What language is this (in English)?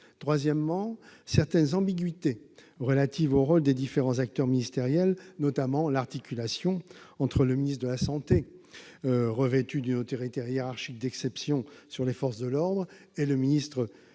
French